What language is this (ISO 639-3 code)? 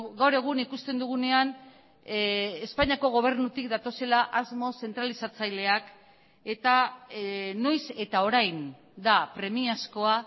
eus